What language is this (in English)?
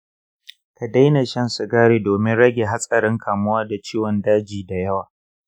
Hausa